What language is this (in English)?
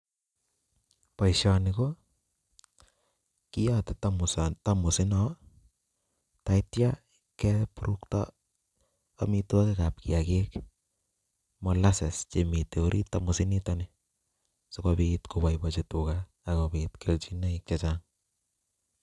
Kalenjin